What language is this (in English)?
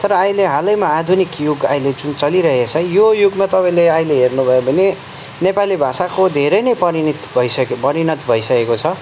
Nepali